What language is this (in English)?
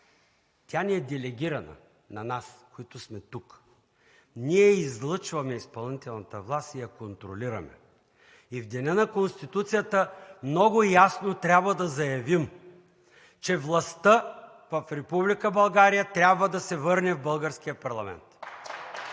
Bulgarian